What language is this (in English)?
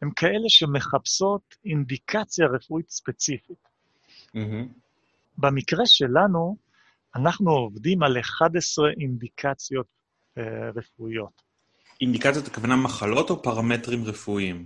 Hebrew